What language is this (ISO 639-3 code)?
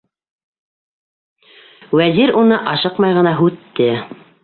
bak